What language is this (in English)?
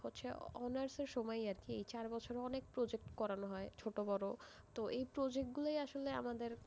Bangla